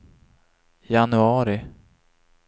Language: Swedish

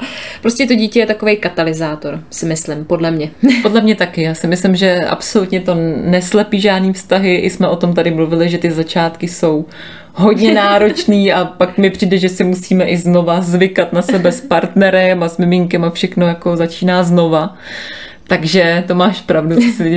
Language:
Czech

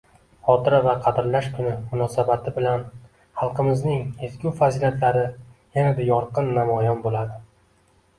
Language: Uzbek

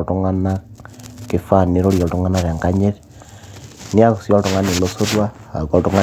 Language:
Masai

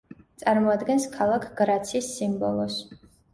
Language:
Georgian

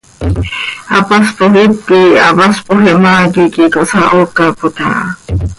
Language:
Seri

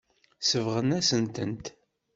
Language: Kabyle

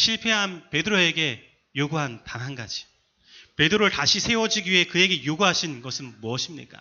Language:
Korean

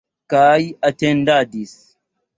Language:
Esperanto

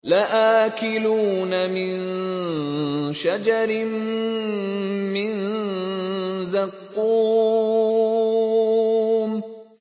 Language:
Arabic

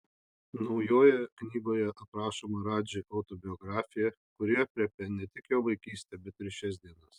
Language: Lithuanian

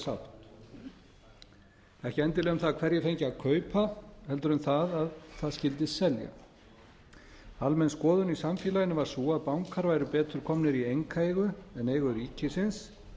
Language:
Icelandic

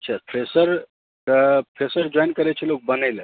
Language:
Maithili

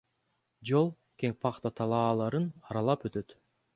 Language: Kyrgyz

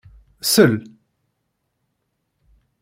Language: Kabyle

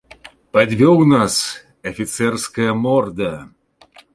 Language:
Belarusian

